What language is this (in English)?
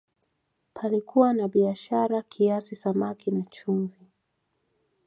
Swahili